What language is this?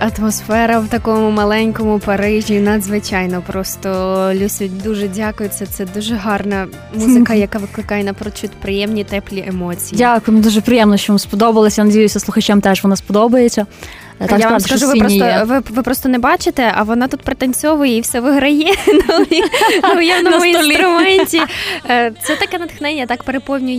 Ukrainian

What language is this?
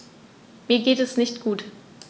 German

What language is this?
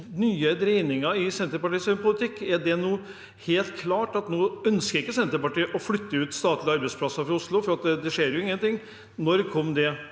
Norwegian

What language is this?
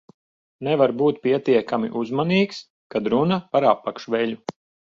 Latvian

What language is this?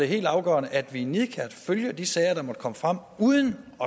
Danish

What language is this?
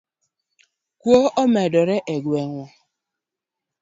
Luo (Kenya and Tanzania)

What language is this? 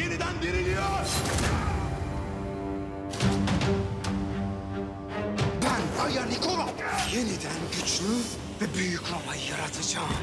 Turkish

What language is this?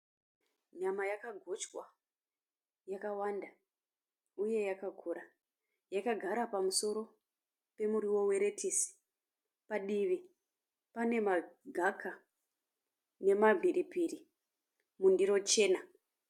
Shona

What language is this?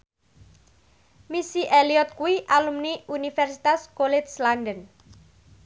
Javanese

